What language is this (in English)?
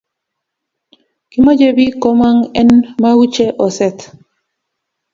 Kalenjin